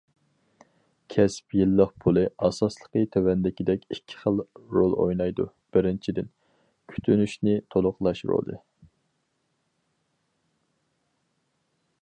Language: Uyghur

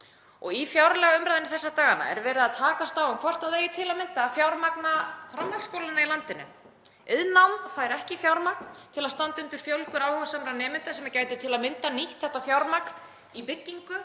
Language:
Icelandic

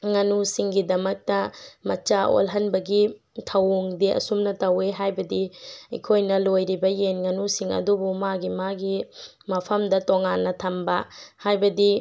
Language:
Manipuri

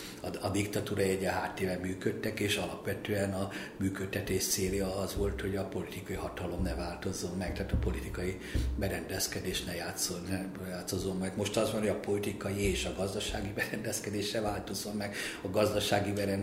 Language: Hungarian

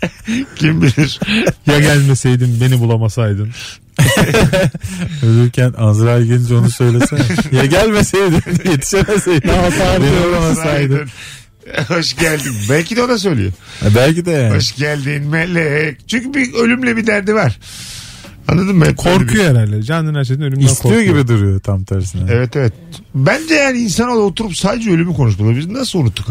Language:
Turkish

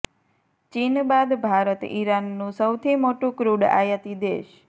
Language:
Gujarati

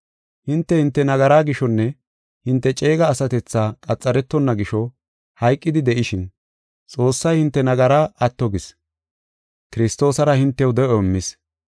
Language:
Gofa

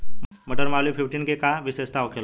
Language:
Bhojpuri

